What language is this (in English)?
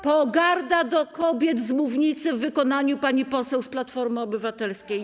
Polish